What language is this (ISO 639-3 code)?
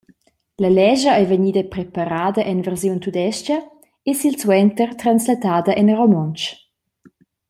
roh